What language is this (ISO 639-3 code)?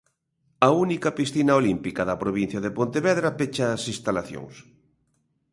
glg